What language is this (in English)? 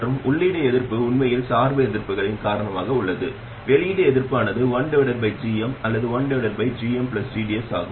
Tamil